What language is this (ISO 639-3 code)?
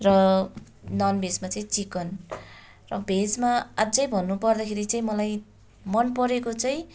nep